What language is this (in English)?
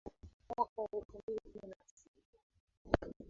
Swahili